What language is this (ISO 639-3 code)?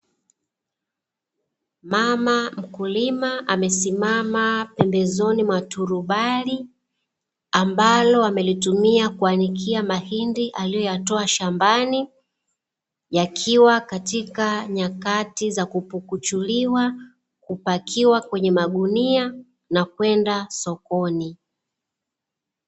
swa